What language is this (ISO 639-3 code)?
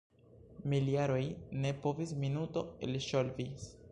epo